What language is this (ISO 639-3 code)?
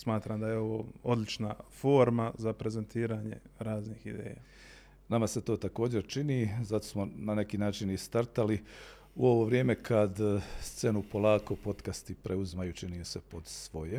hrv